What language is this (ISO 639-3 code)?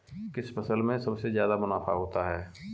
hin